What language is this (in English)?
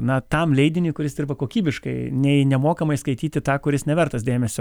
Lithuanian